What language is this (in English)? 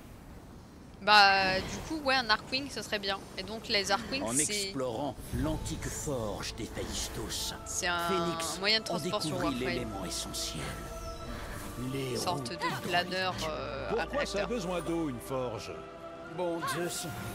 French